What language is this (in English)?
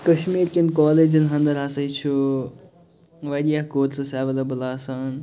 Kashmiri